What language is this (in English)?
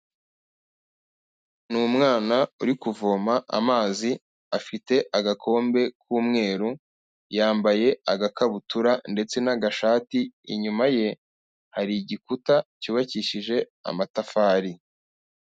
Kinyarwanda